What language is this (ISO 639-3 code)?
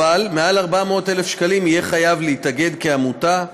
heb